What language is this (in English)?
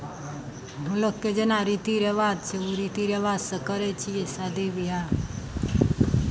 Maithili